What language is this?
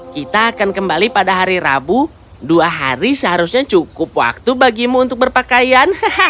Indonesian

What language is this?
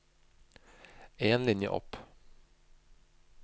Norwegian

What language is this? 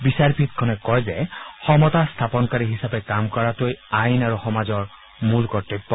Assamese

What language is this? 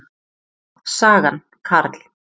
Icelandic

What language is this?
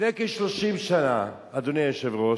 Hebrew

